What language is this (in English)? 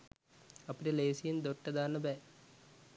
Sinhala